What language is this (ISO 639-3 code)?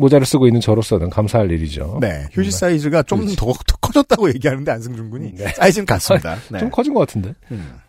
kor